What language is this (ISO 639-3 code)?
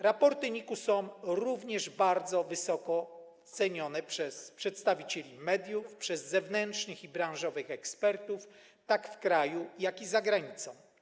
pol